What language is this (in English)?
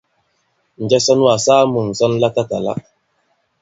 Bankon